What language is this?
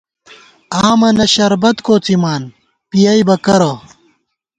Gawar-Bati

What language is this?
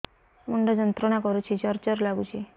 Odia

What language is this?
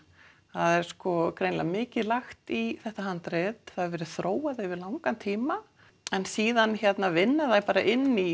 Icelandic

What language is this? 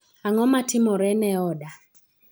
Luo (Kenya and Tanzania)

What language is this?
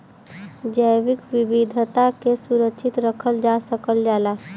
Bhojpuri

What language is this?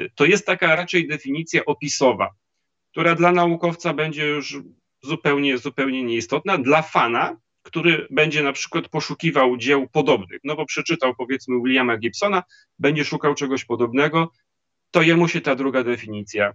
Polish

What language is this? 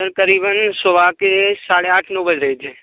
Hindi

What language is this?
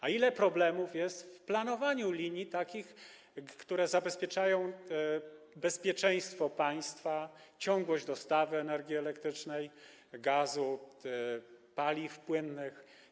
Polish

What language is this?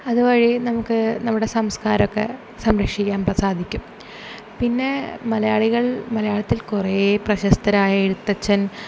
Malayalam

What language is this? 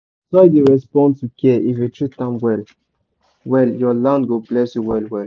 Nigerian Pidgin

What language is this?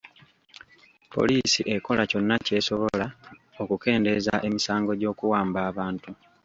Ganda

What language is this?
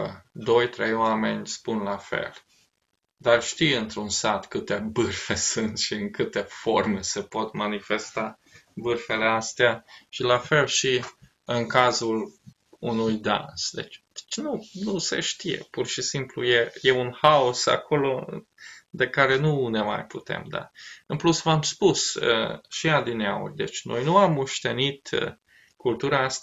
Romanian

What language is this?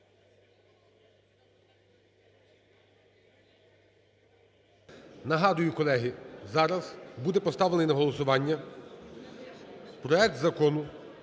Ukrainian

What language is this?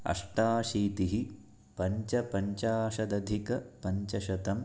Sanskrit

